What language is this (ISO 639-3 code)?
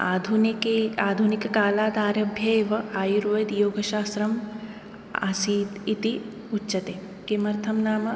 san